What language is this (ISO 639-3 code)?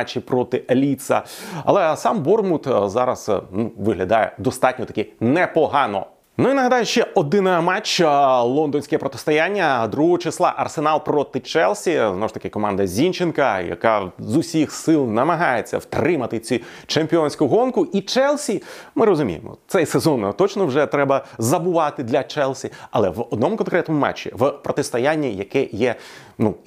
ukr